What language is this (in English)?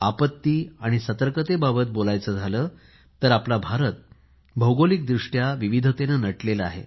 Marathi